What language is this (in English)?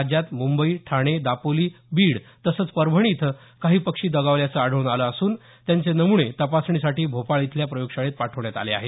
Marathi